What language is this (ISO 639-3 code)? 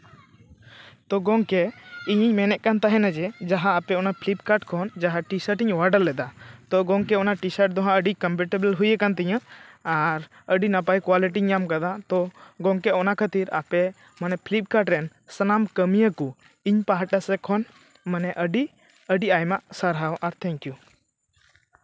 sat